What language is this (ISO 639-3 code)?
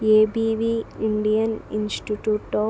tel